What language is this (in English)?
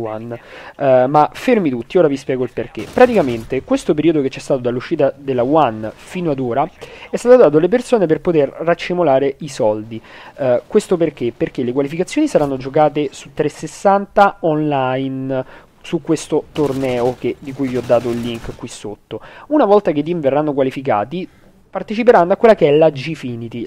Italian